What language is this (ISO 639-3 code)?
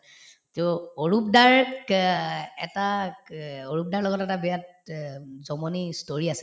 asm